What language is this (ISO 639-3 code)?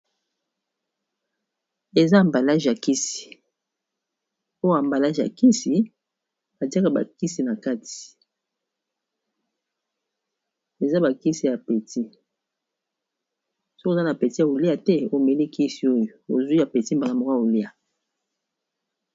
lin